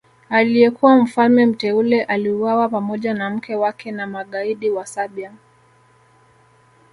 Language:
Swahili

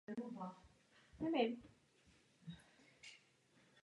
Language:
Czech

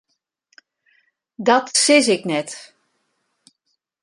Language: Western Frisian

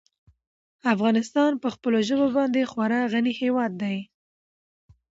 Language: Pashto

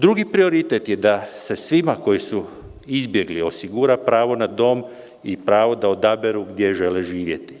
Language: Serbian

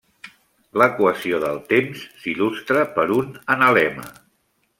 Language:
Catalan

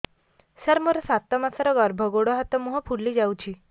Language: Odia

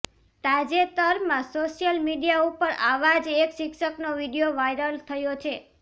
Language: Gujarati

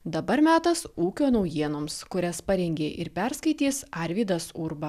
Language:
Lithuanian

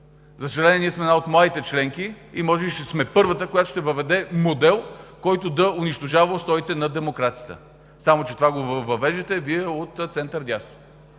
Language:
Bulgarian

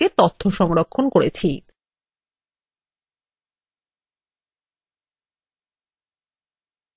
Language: Bangla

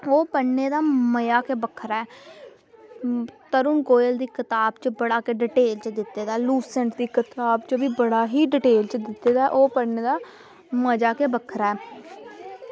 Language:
Dogri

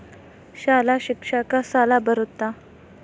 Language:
Kannada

